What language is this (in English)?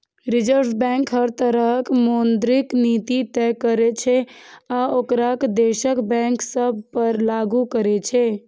Maithili